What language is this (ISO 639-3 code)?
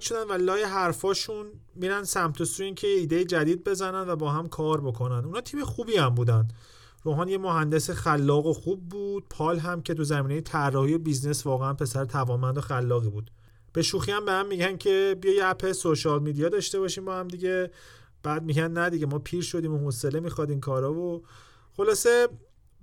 fas